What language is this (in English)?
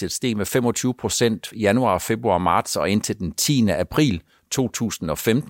Danish